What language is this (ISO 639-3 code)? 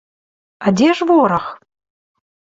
bel